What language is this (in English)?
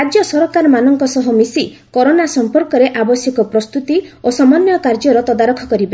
Odia